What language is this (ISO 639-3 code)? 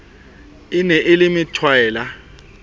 sot